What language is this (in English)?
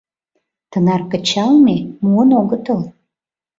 Mari